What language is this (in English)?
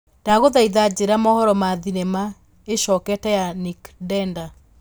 Kikuyu